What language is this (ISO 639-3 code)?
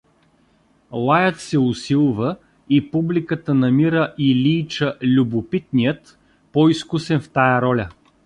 bul